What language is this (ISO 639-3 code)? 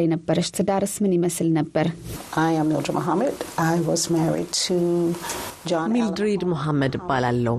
amh